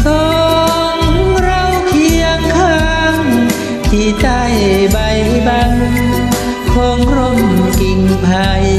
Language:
Thai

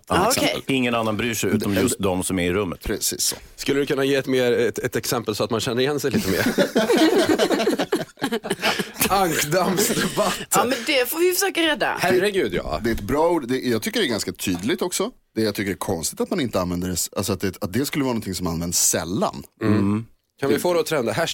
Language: Swedish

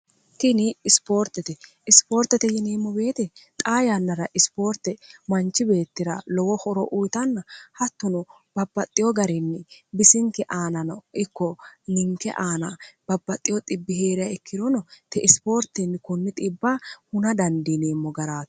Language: Sidamo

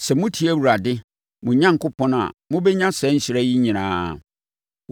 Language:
Akan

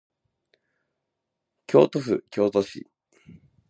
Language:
Japanese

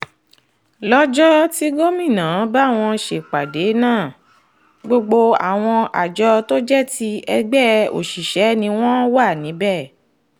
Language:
Yoruba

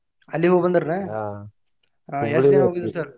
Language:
Kannada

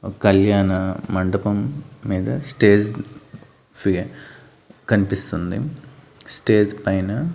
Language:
Telugu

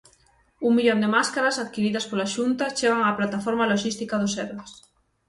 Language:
Galician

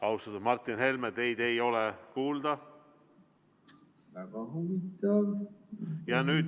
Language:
Estonian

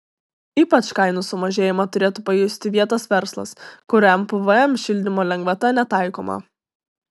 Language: Lithuanian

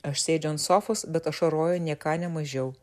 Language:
Lithuanian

